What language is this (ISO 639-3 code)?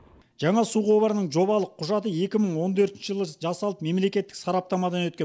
kaz